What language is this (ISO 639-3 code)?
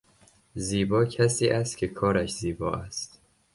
fas